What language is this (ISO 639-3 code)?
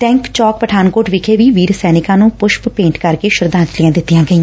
pan